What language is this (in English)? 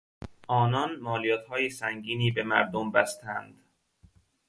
Persian